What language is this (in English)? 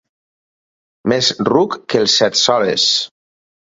Catalan